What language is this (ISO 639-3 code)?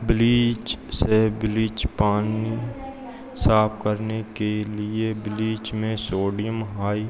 hin